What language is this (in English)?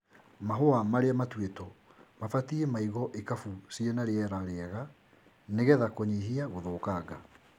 Kikuyu